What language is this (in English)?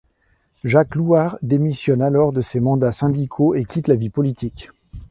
French